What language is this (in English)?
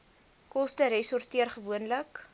Afrikaans